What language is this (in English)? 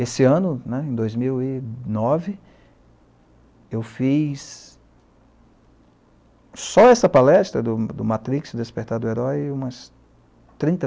Portuguese